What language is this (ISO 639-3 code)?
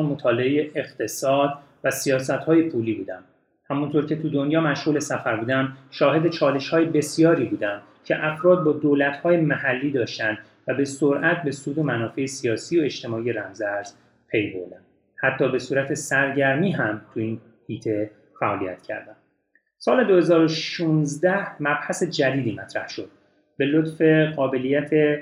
fas